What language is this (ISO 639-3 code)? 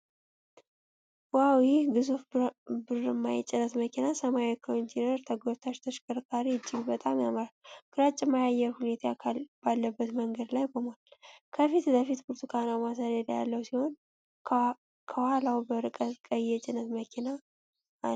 amh